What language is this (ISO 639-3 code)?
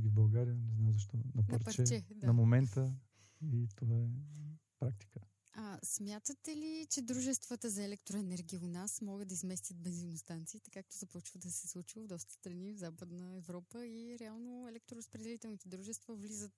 bul